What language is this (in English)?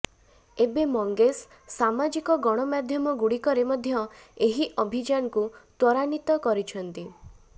Odia